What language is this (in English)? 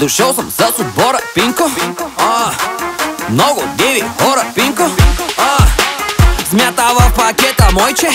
Ukrainian